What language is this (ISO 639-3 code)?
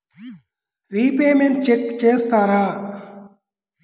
tel